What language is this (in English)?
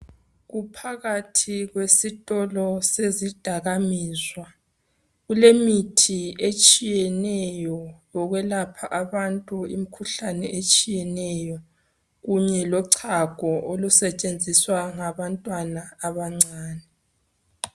North Ndebele